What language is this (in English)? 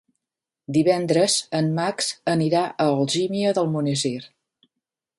Catalan